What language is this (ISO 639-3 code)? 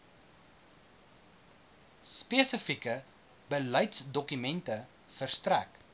afr